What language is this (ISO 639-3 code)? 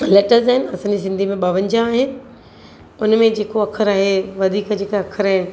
snd